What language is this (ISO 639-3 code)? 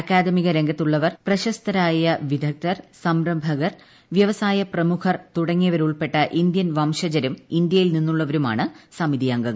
mal